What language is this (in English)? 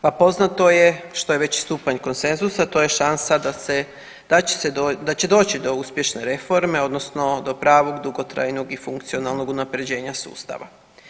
Croatian